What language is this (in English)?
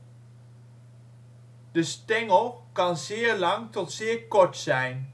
Dutch